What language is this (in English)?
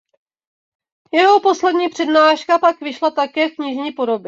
Czech